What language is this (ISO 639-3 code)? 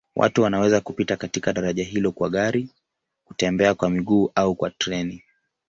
swa